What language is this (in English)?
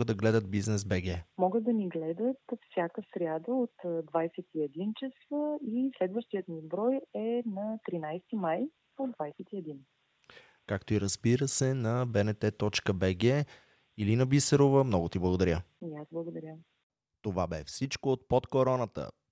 Bulgarian